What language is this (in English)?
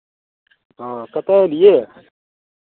Maithili